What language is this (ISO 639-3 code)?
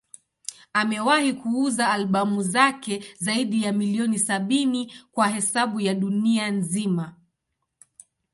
swa